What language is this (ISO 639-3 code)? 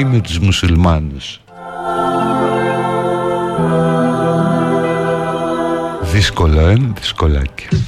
ell